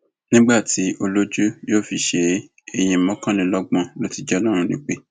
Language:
Yoruba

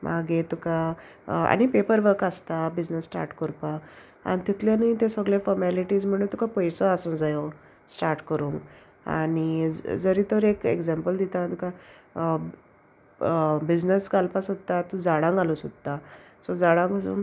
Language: Konkani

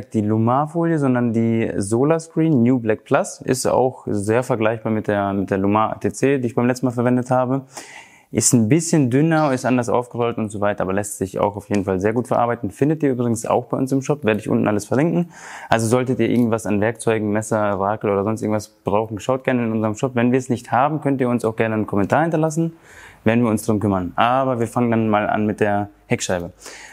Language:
German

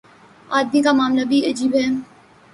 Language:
Urdu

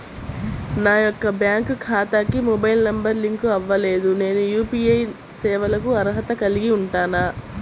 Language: Telugu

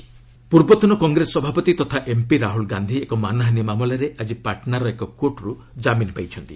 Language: Odia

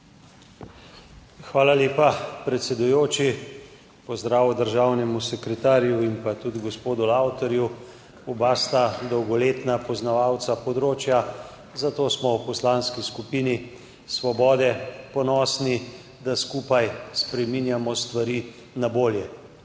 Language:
Slovenian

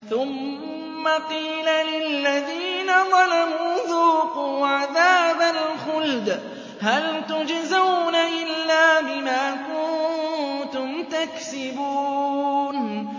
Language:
Arabic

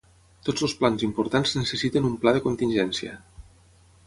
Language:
Catalan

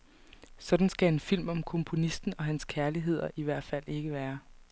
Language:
Danish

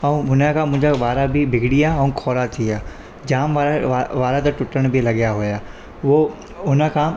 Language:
Sindhi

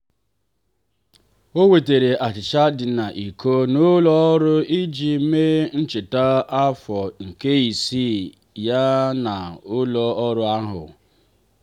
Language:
Igbo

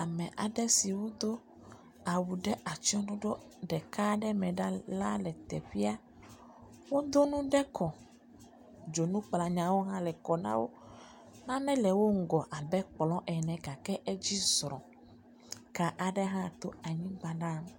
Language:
Ewe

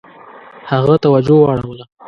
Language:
Pashto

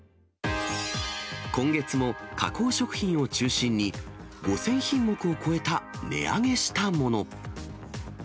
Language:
Japanese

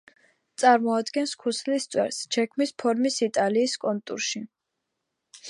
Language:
Georgian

